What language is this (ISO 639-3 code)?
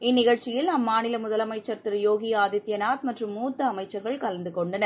tam